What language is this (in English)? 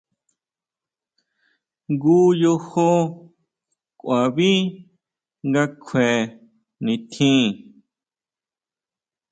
Huautla Mazatec